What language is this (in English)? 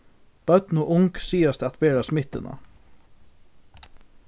Faroese